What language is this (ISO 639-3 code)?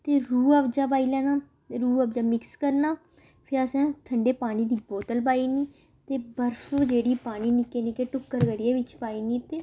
doi